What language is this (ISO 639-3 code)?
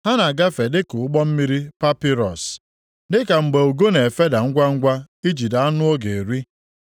ibo